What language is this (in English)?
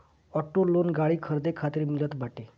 Bhojpuri